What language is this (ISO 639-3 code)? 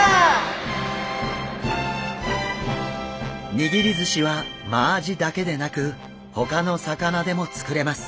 jpn